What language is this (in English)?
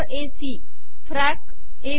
Marathi